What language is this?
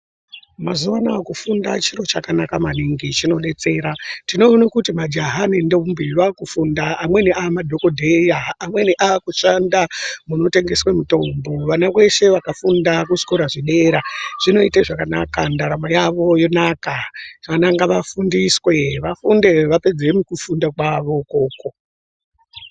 Ndau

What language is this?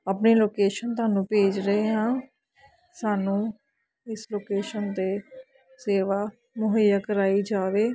Punjabi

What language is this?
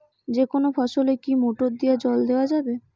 Bangla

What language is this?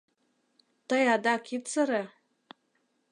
Mari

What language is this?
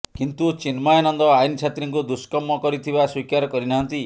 Odia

